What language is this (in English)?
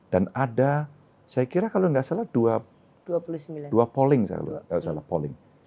Indonesian